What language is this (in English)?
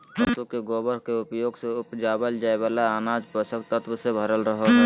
Magahi